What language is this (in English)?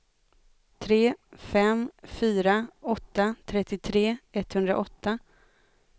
Swedish